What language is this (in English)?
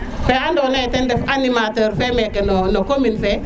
Serer